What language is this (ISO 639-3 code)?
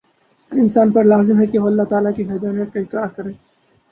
urd